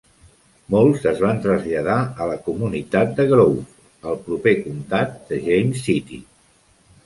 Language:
Catalan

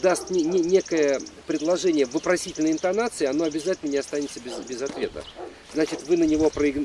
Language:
Russian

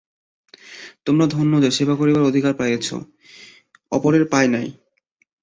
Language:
Bangla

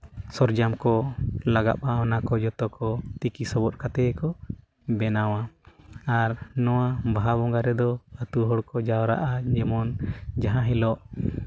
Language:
Santali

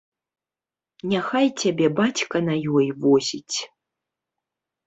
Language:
Belarusian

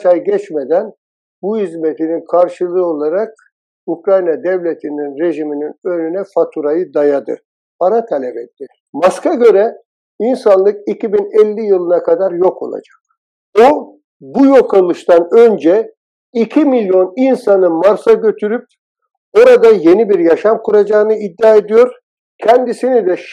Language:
Turkish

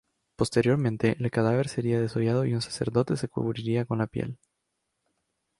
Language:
Spanish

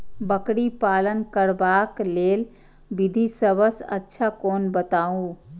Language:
Maithili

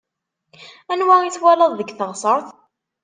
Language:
Kabyle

